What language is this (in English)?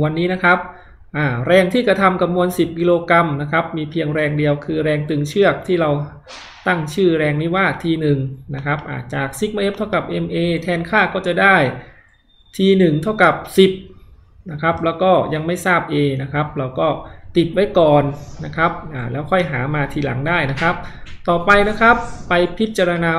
Thai